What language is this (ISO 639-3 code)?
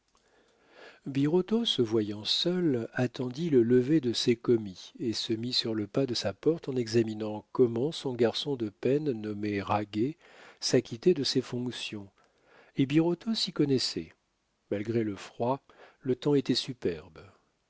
fra